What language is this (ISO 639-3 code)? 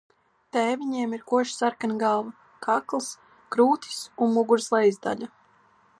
lav